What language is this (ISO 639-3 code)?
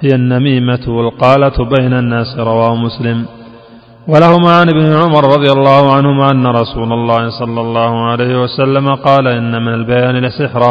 ara